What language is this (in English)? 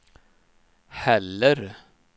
Swedish